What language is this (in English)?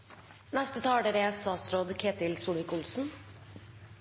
Norwegian Nynorsk